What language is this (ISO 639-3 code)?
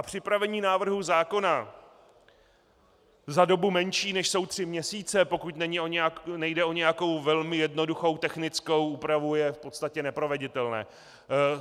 ces